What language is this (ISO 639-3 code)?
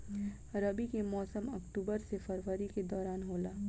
bho